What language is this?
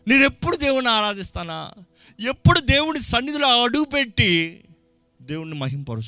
Telugu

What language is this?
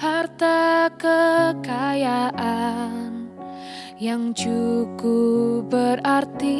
Indonesian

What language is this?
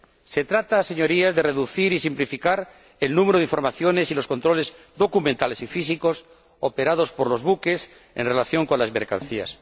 Spanish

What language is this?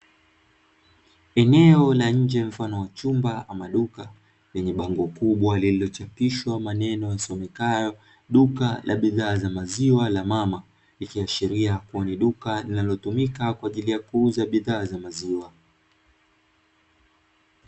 Swahili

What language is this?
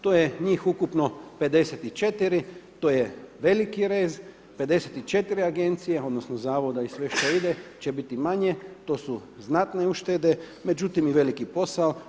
Croatian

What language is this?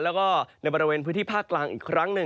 Thai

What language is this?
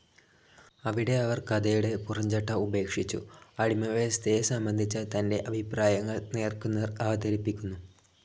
Malayalam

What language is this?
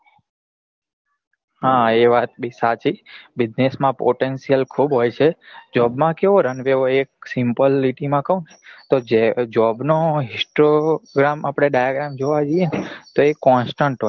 Gujarati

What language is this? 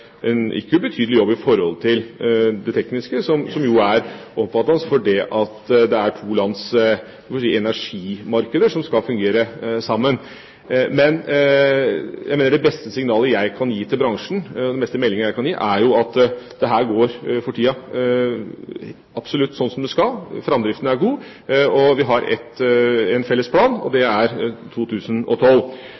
Norwegian Bokmål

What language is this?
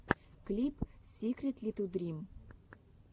Russian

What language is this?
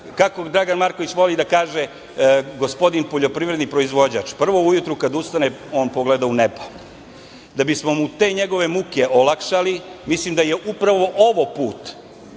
Serbian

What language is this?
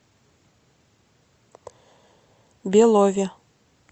Russian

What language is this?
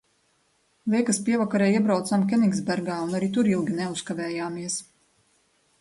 Latvian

